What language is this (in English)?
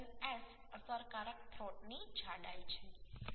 Gujarati